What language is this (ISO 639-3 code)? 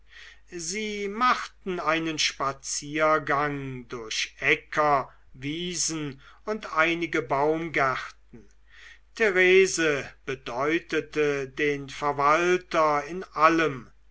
deu